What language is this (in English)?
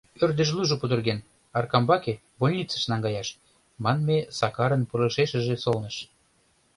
Mari